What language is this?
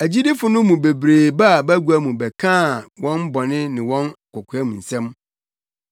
Akan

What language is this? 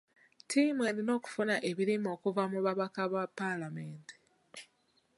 Ganda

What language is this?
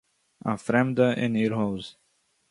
Yiddish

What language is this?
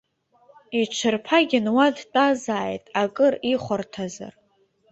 Abkhazian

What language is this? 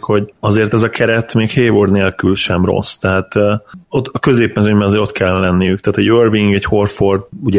Hungarian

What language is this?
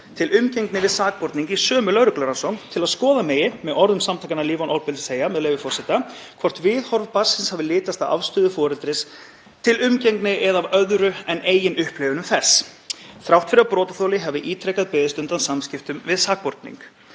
Icelandic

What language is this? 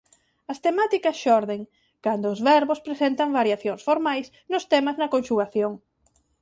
Galician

